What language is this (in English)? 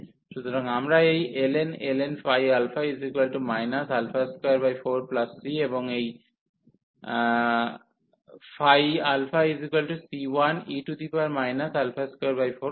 Bangla